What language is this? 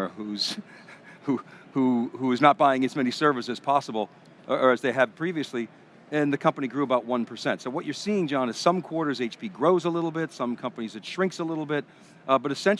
English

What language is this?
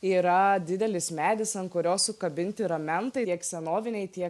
Lithuanian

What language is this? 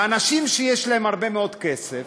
Hebrew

